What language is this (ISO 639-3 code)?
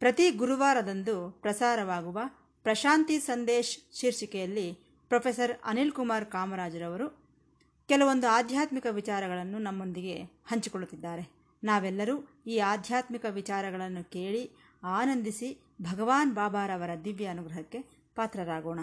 kan